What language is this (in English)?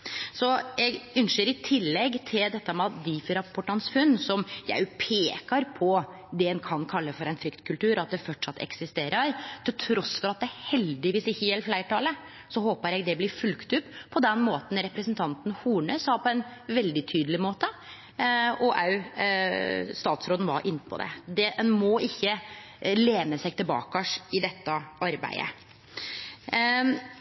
Norwegian Nynorsk